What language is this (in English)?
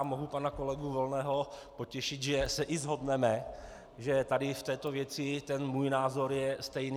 Czech